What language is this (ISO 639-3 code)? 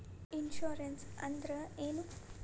kan